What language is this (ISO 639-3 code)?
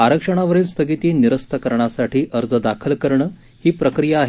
mar